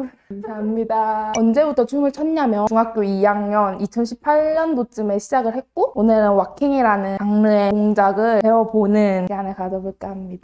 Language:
Korean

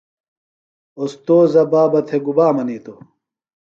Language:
Phalura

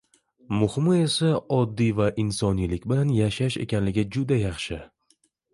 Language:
Uzbek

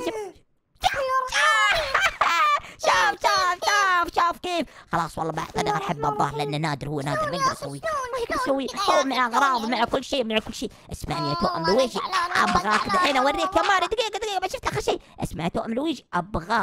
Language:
Arabic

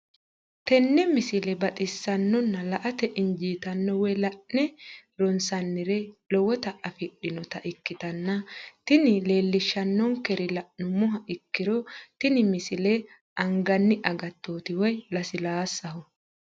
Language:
Sidamo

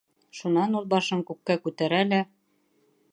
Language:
Bashkir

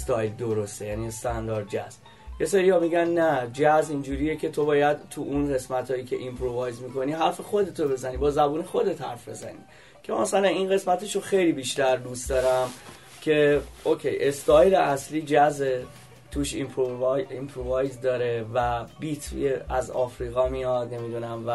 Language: Persian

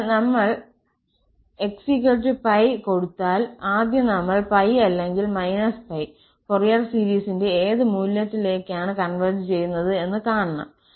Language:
Malayalam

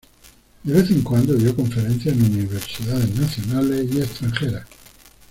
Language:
Spanish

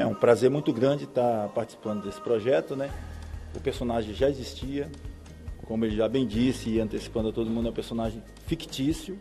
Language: Portuguese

